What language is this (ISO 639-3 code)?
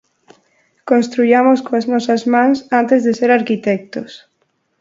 glg